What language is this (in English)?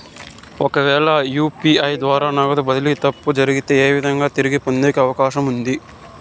Telugu